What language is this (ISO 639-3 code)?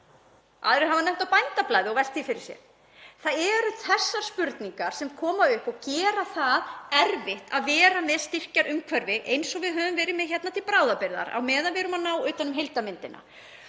isl